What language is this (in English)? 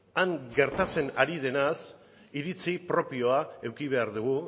Basque